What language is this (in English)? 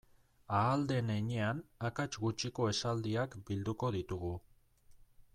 Basque